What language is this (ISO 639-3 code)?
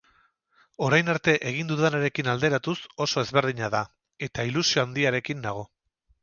eus